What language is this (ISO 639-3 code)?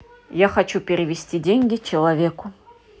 rus